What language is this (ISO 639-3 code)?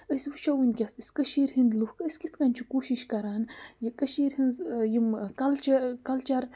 kas